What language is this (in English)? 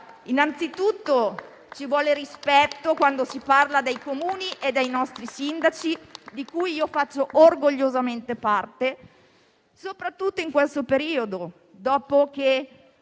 Italian